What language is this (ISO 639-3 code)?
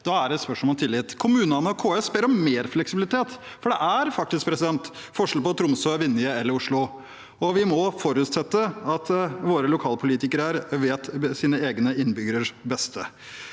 nor